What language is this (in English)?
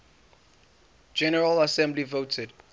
English